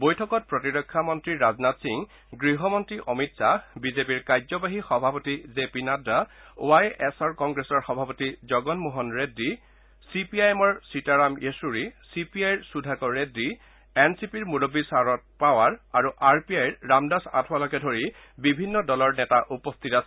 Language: Assamese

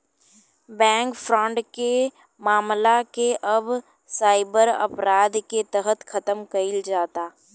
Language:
Bhojpuri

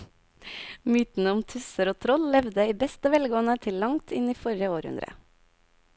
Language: Norwegian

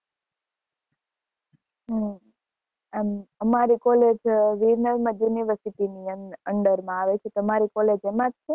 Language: Gujarati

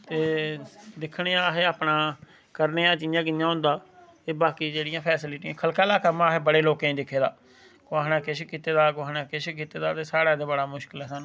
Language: Dogri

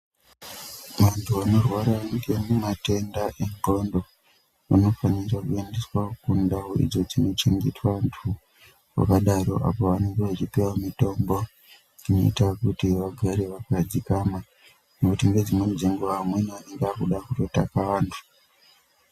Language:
Ndau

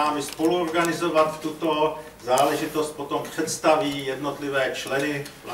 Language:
Czech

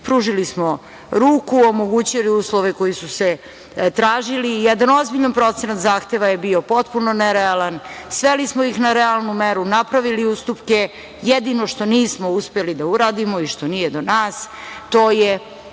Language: Serbian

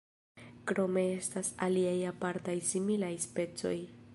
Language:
Esperanto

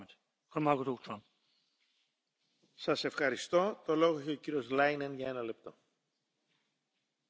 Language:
German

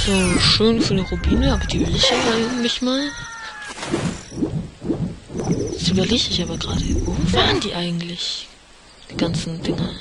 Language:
German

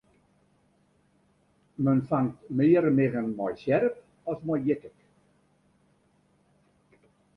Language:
Western Frisian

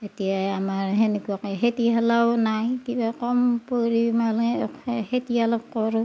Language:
Assamese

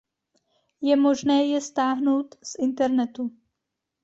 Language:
Czech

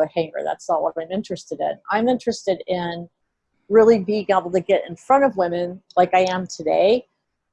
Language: English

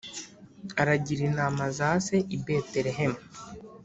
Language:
Kinyarwanda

